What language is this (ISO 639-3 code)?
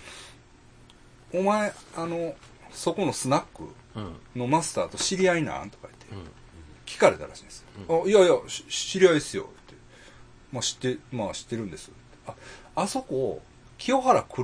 jpn